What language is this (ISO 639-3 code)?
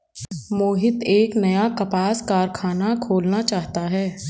hin